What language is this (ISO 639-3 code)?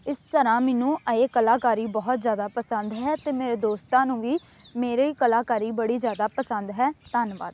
pan